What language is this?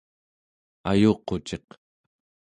Central Yupik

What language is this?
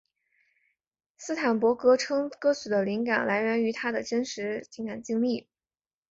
Chinese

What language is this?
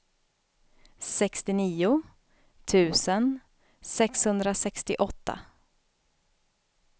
Swedish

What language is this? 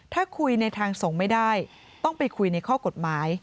Thai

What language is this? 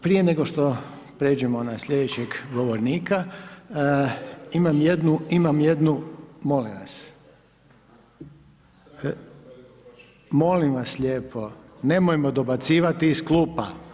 Croatian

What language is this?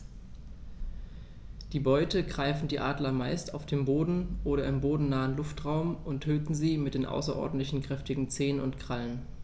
German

